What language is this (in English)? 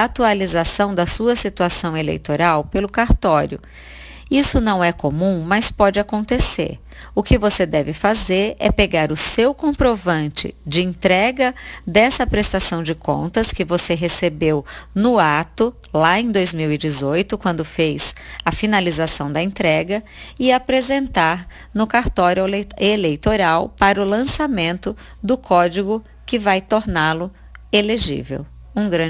Portuguese